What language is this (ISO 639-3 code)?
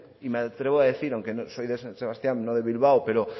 spa